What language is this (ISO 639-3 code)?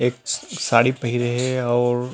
hne